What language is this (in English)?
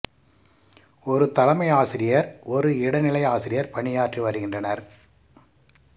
Tamil